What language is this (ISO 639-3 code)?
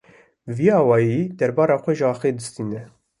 kur